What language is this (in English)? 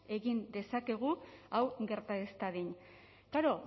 Basque